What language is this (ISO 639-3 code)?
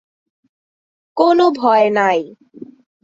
ben